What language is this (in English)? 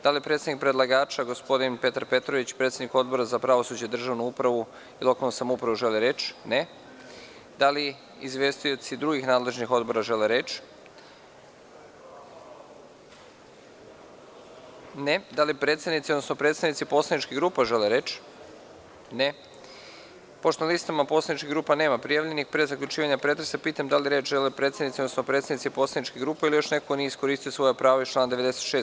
Serbian